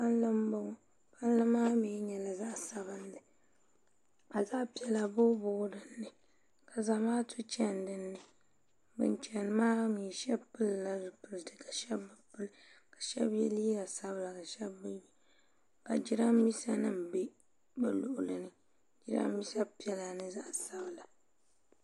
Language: Dagbani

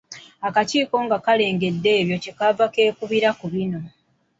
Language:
Ganda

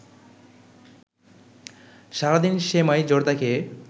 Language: Bangla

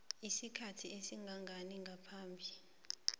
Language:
South Ndebele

